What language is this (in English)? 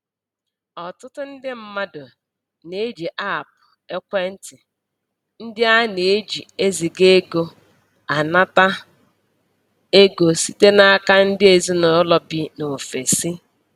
Igbo